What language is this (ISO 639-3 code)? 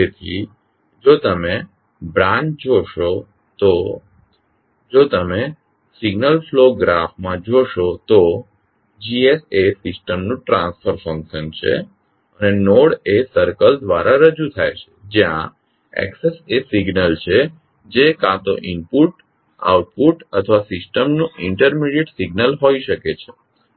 guj